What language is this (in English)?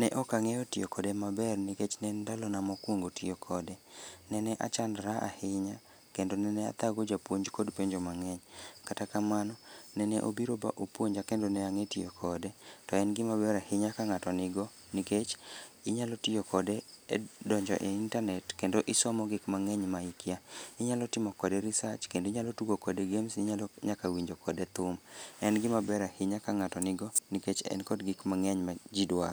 Luo (Kenya and Tanzania)